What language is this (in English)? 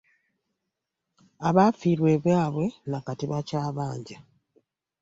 Ganda